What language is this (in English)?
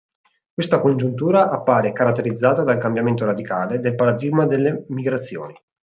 Italian